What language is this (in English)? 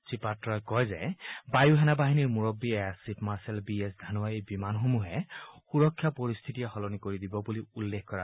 Assamese